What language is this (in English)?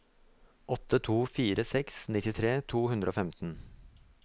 Norwegian